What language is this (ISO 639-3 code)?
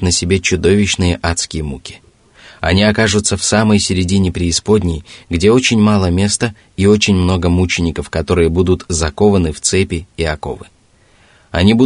rus